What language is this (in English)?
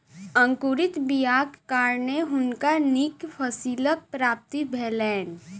Maithili